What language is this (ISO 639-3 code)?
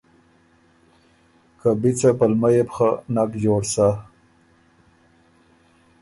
oru